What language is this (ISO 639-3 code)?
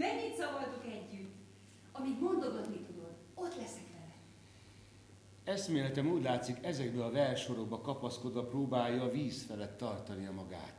hun